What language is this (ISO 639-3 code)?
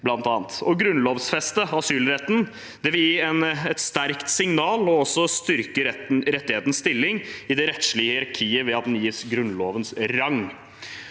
nor